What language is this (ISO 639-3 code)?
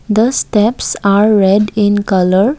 eng